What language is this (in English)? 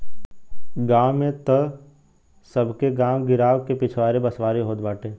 Bhojpuri